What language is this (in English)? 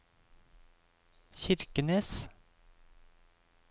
Norwegian